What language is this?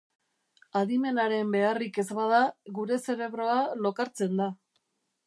Basque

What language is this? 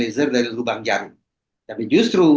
Indonesian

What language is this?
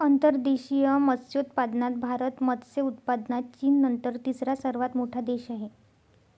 Marathi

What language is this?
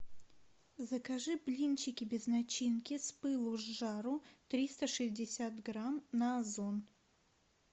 Russian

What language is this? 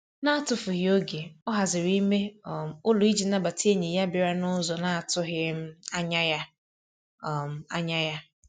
Igbo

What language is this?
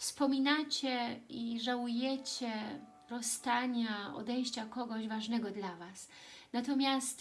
Polish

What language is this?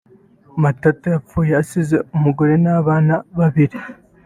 Kinyarwanda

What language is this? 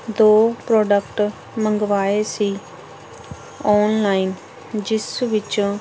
Punjabi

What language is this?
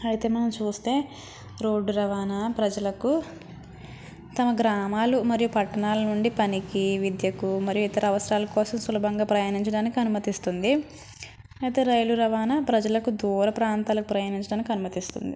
Telugu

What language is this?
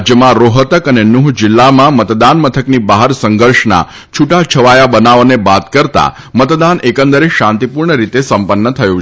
Gujarati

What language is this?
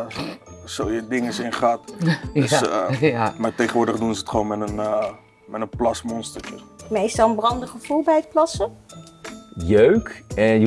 Dutch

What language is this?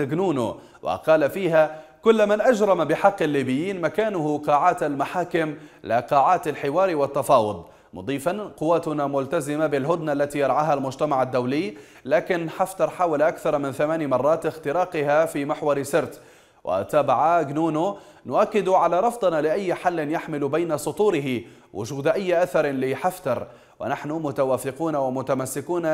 Arabic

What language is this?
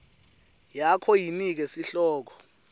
Swati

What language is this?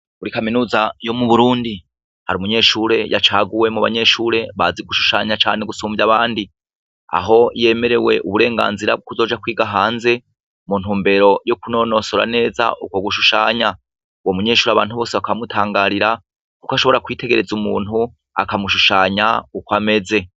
Rundi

